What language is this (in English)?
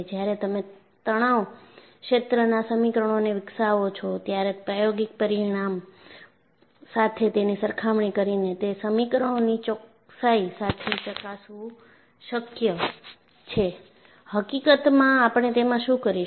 Gujarati